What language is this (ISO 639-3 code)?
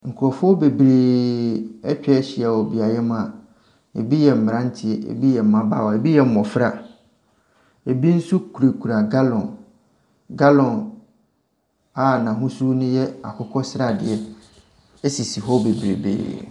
aka